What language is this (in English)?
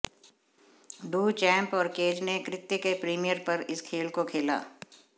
Hindi